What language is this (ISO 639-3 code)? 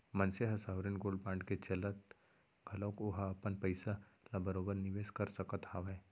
hne